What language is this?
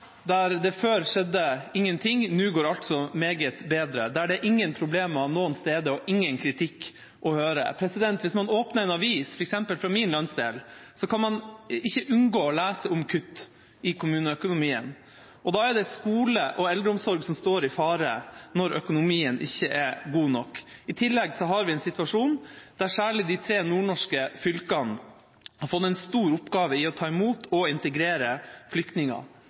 Norwegian Bokmål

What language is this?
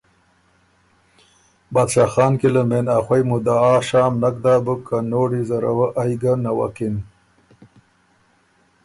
Ormuri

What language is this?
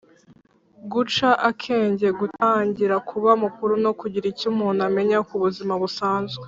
Kinyarwanda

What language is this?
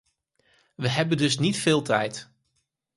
Dutch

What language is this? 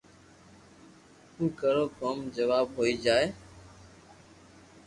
Loarki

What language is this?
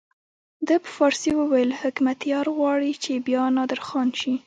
Pashto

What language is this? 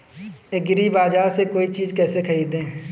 Hindi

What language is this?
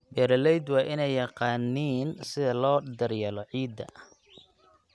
Somali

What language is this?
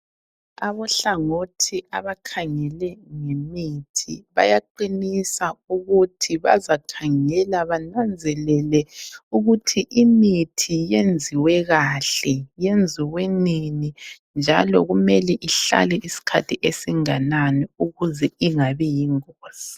North Ndebele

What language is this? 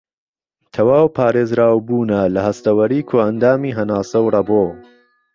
Central Kurdish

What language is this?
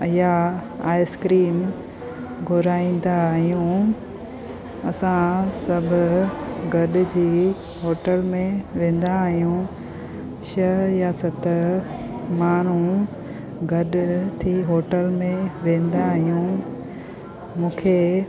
Sindhi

